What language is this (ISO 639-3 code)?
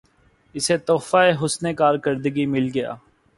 urd